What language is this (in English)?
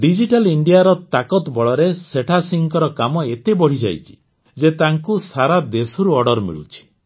Odia